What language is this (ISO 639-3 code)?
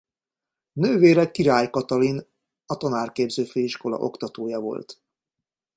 hun